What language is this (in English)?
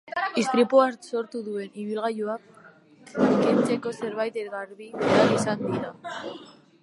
Basque